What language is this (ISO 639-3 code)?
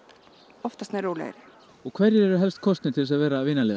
isl